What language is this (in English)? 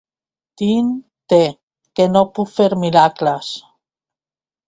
Catalan